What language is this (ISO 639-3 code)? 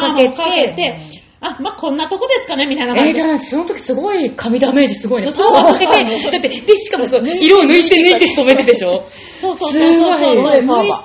jpn